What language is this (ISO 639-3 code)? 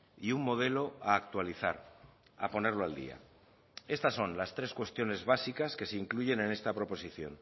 spa